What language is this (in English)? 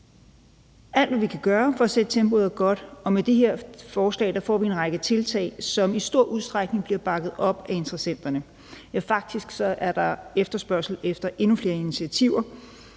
Danish